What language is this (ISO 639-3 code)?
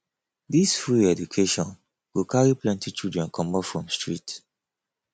pcm